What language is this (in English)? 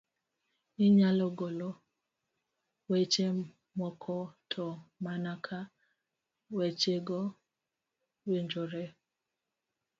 Luo (Kenya and Tanzania)